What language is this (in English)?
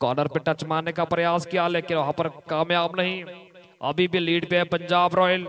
Hindi